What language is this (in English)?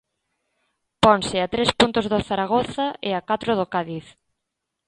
Galician